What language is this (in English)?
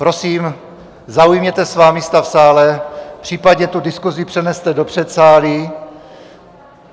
Czech